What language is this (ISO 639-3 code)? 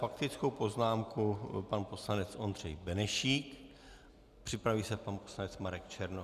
ces